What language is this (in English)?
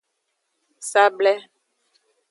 Aja (Benin)